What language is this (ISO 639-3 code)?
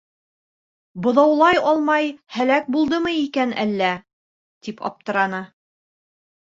bak